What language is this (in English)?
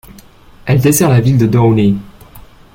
French